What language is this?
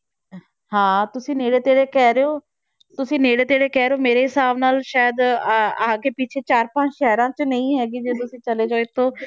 Punjabi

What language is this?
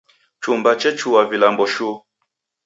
Taita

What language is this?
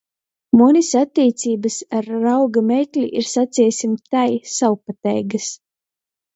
Latgalian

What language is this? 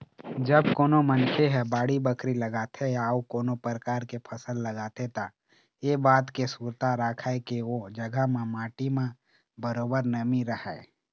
Chhattisgarhi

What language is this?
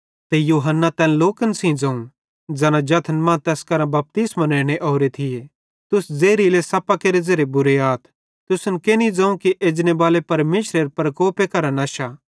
Bhadrawahi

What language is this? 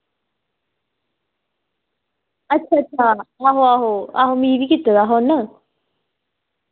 Dogri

